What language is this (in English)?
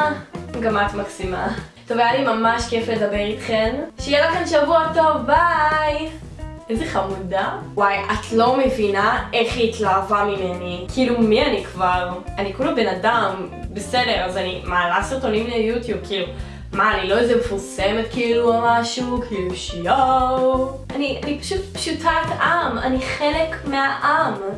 Hebrew